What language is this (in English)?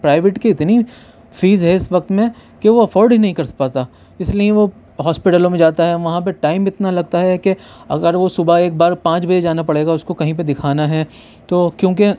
Urdu